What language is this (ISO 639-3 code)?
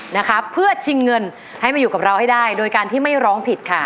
tha